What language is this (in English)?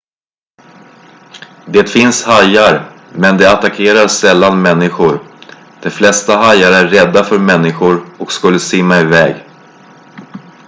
Swedish